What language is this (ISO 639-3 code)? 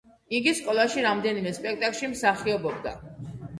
kat